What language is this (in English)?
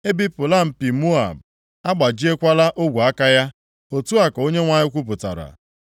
Igbo